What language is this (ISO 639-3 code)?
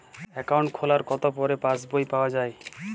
ben